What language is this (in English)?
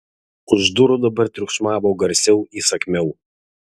Lithuanian